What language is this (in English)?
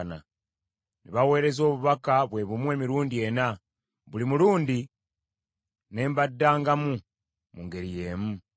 Ganda